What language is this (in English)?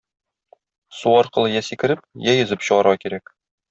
Tatar